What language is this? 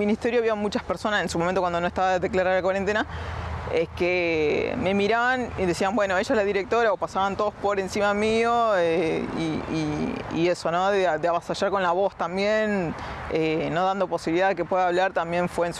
Spanish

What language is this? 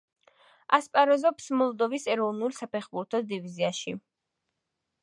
Georgian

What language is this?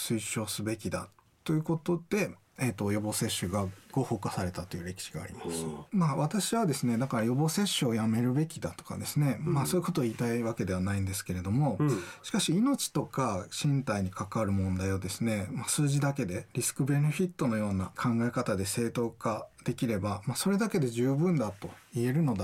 Japanese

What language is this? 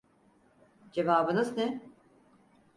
Turkish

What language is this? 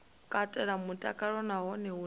Venda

